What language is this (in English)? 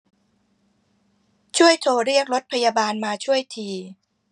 Thai